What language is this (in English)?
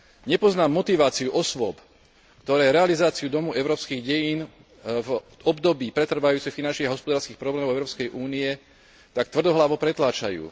Slovak